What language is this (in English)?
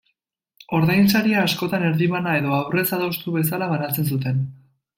Basque